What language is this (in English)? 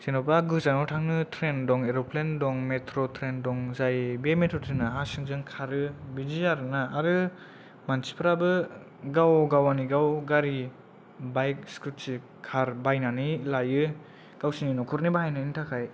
Bodo